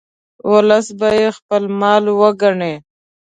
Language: Pashto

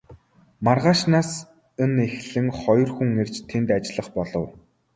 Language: Mongolian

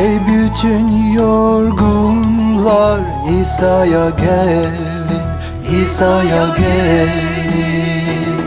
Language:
Turkish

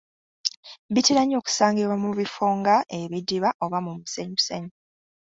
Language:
Ganda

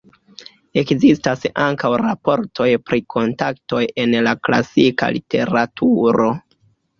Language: Esperanto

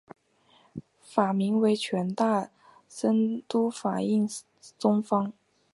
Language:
Chinese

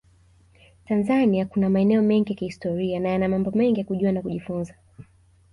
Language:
Swahili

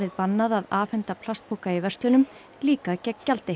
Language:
Icelandic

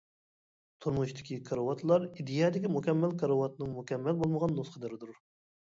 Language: Uyghur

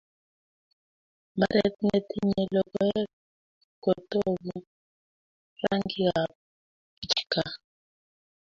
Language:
Kalenjin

